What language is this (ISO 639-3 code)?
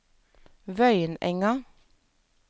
nor